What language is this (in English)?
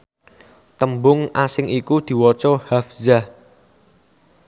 Javanese